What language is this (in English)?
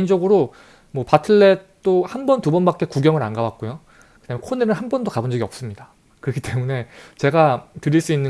Korean